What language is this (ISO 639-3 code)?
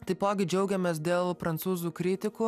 lit